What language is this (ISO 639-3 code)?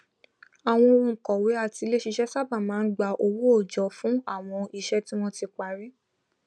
yor